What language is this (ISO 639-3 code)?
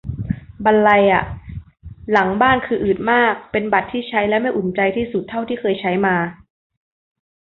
tha